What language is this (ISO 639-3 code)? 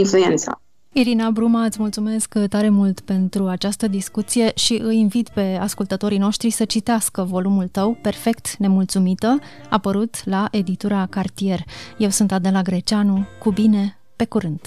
ron